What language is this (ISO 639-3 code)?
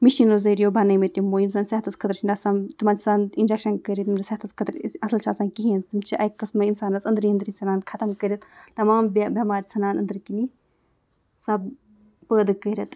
kas